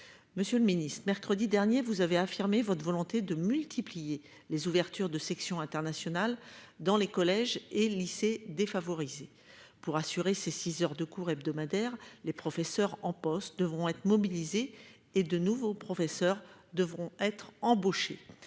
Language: French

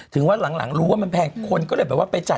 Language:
Thai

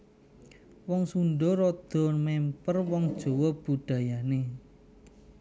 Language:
Javanese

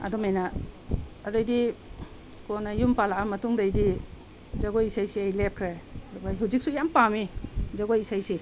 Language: Manipuri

